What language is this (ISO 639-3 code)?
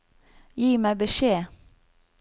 nor